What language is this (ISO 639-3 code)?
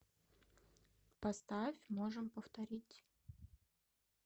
rus